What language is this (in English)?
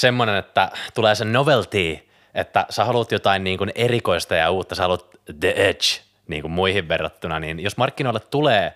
Finnish